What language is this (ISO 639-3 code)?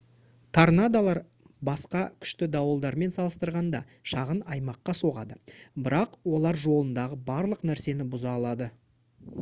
kaz